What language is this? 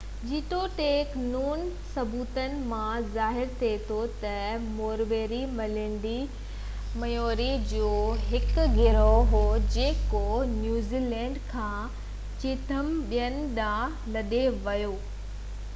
Sindhi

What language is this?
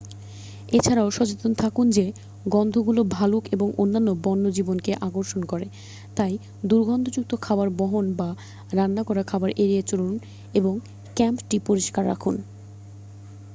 Bangla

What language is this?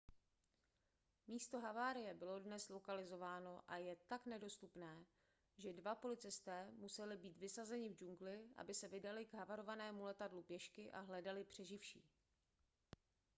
Czech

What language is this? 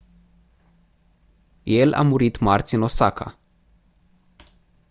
Romanian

